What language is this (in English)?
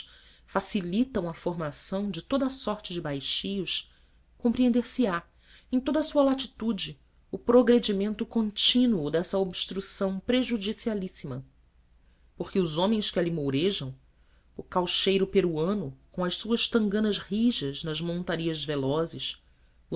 Portuguese